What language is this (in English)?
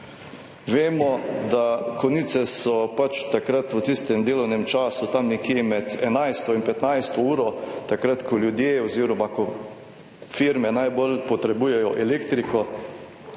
Slovenian